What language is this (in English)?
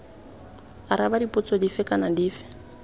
Tswana